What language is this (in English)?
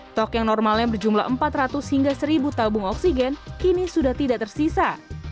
Indonesian